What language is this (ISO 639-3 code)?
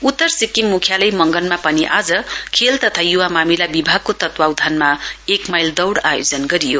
nep